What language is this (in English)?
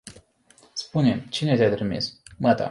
Romanian